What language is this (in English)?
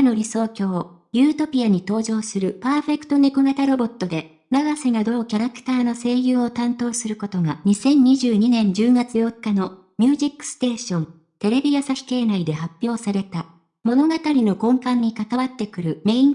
Japanese